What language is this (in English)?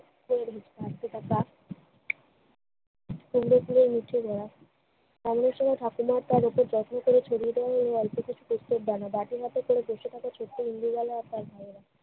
Bangla